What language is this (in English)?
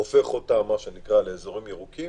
Hebrew